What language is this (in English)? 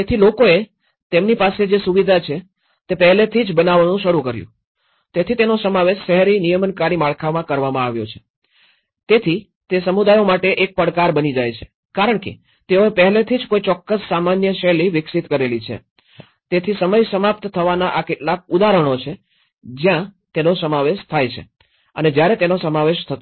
Gujarati